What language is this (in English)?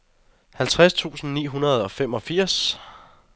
Danish